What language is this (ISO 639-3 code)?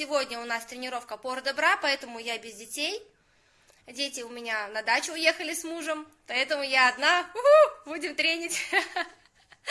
rus